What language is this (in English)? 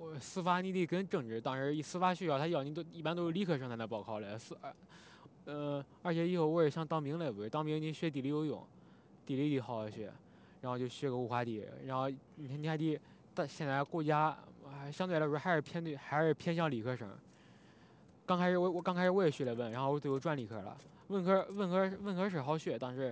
Chinese